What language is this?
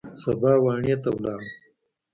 Pashto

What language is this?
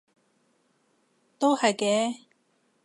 Cantonese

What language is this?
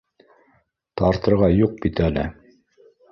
Bashkir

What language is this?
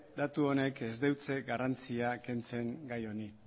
Basque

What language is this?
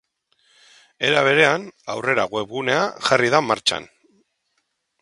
Basque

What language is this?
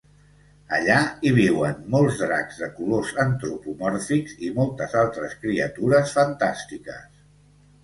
Catalan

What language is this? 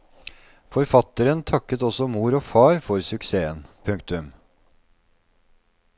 Norwegian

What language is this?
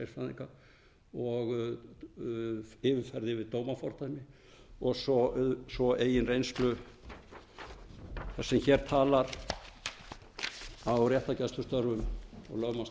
Icelandic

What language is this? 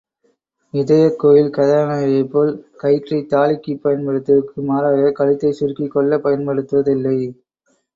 Tamil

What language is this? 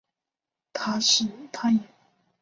Chinese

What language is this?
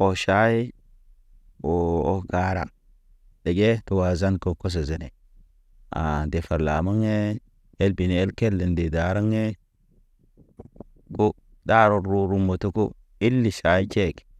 Naba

